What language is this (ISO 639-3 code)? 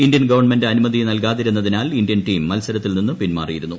mal